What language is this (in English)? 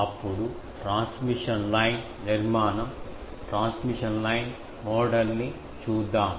Telugu